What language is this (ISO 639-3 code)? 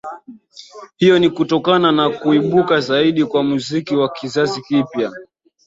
swa